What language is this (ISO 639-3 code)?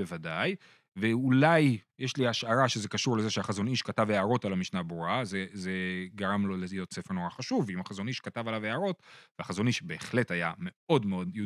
heb